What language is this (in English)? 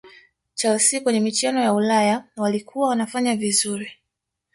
Swahili